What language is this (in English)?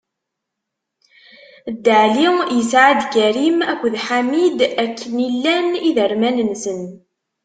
Kabyle